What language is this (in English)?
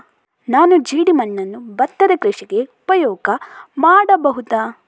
Kannada